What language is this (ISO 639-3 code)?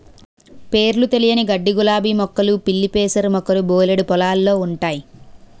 tel